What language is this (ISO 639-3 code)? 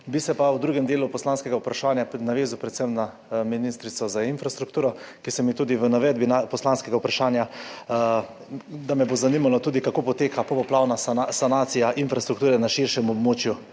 slv